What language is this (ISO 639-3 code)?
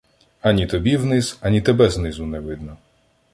ukr